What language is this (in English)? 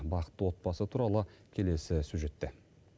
Kazakh